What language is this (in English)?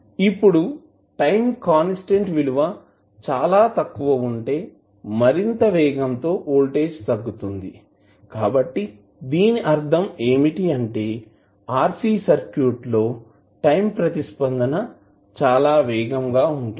Telugu